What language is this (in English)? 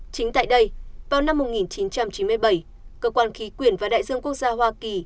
Vietnamese